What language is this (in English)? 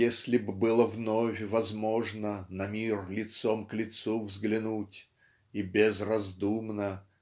Russian